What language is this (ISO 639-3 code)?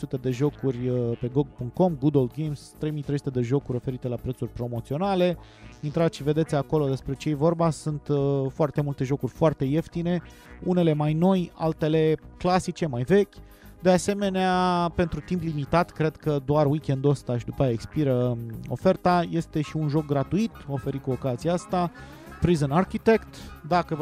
ron